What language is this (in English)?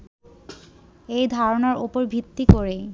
Bangla